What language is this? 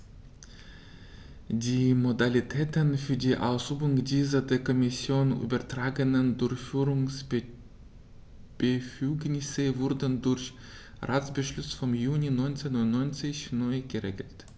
German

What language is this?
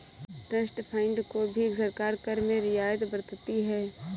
Hindi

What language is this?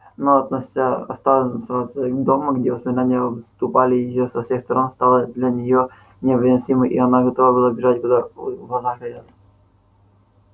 Russian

